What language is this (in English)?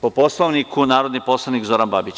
Serbian